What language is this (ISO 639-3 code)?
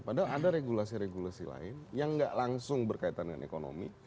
ind